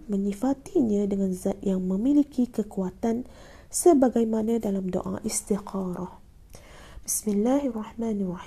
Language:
Malay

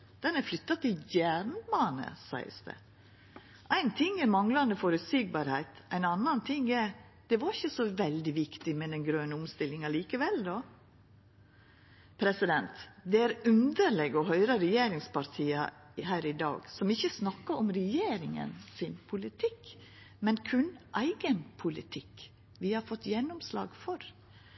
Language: Norwegian Nynorsk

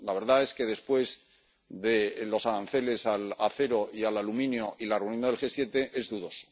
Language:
Spanish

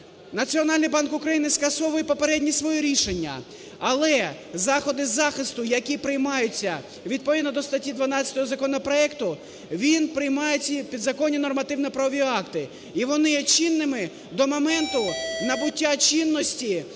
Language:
Ukrainian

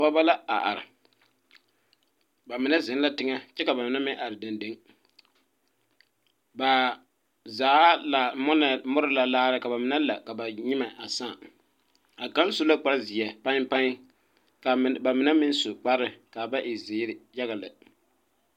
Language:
Southern Dagaare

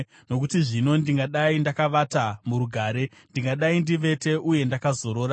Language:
Shona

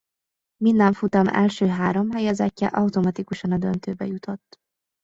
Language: Hungarian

